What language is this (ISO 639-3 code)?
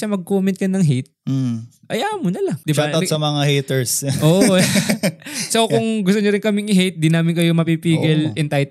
fil